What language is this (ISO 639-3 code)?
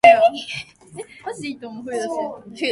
jpn